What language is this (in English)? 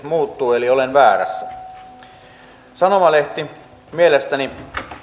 Finnish